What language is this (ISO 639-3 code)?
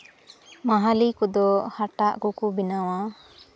sat